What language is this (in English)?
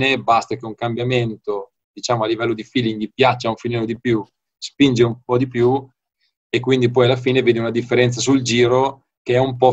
Italian